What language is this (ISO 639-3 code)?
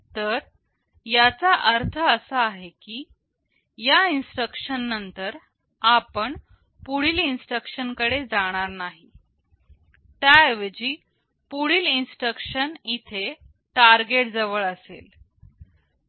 mar